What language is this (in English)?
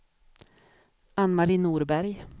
Swedish